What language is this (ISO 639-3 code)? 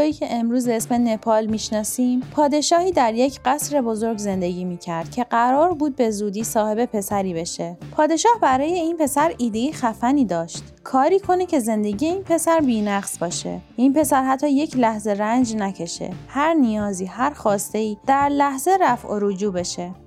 fas